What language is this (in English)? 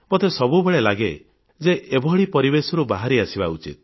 Odia